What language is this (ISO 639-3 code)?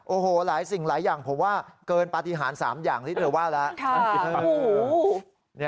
tha